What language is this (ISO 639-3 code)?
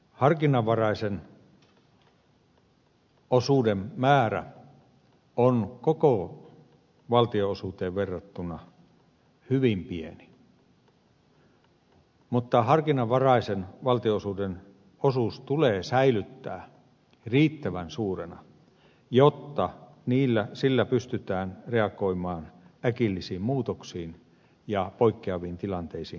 fin